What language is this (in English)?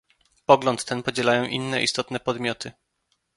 Polish